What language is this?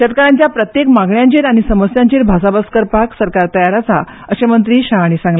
Konkani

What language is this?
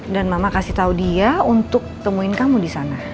Indonesian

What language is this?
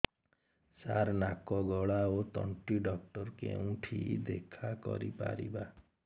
Odia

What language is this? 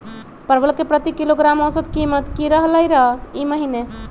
Magahi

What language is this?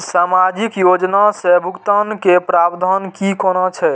Maithili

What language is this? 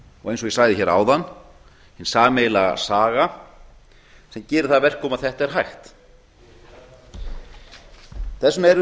Icelandic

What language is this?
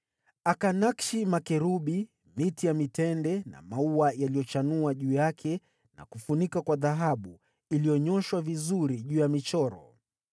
Swahili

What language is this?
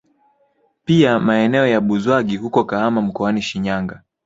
Swahili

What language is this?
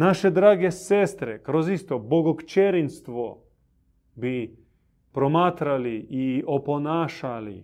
Croatian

